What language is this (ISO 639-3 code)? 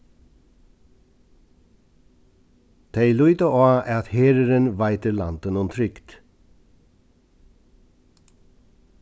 fao